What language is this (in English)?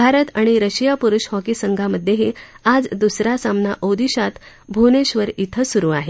Marathi